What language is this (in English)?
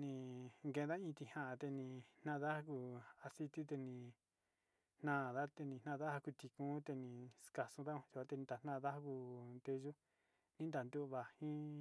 Sinicahua Mixtec